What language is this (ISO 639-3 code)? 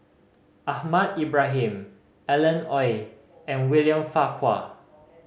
eng